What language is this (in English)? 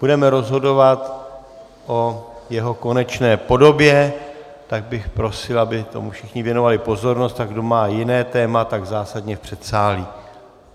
Czech